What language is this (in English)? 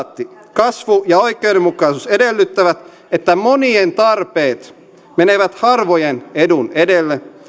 Finnish